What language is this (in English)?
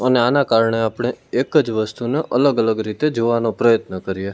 Gujarati